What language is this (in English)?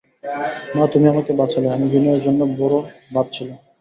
Bangla